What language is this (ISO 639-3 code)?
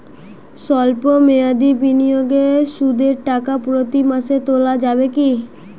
ben